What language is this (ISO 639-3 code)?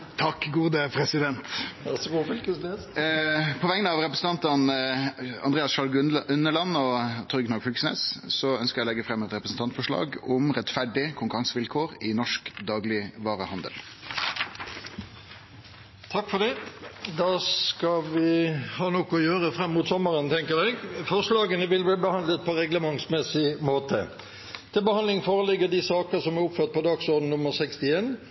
nor